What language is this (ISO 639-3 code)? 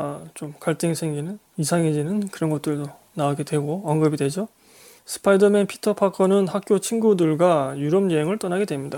kor